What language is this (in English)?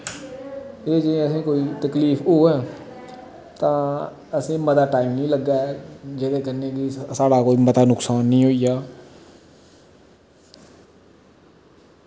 Dogri